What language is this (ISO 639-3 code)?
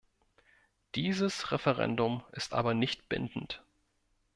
deu